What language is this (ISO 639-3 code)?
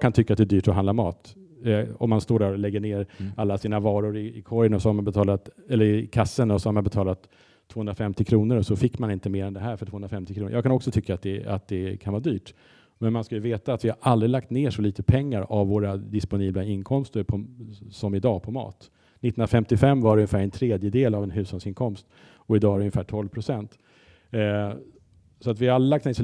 swe